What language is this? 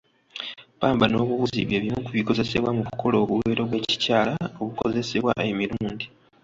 Ganda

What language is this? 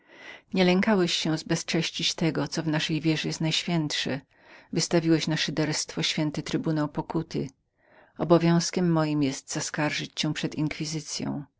Polish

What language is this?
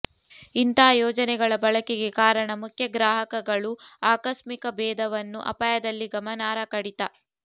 Kannada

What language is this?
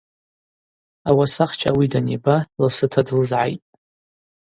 Abaza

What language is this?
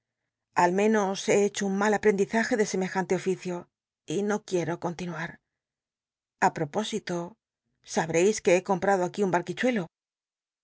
Spanish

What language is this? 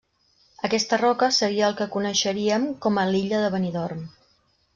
Catalan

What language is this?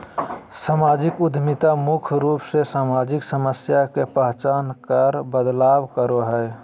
Magahi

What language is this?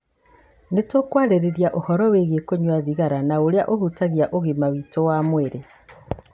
Kikuyu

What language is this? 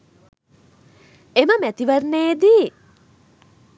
Sinhala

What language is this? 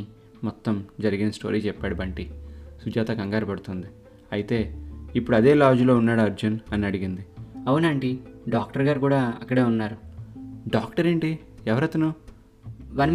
Telugu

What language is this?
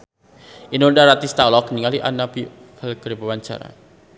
Sundanese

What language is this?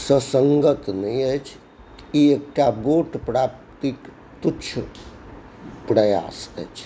Maithili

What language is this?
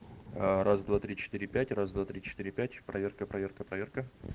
Russian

